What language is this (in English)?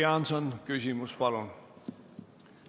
Estonian